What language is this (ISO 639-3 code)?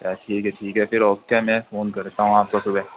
urd